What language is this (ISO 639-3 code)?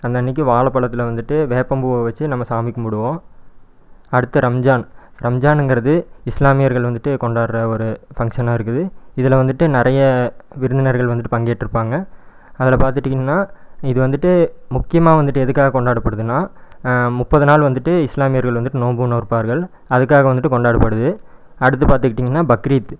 tam